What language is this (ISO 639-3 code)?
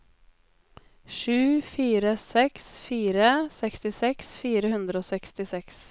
nor